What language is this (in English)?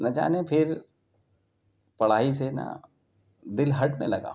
Urdu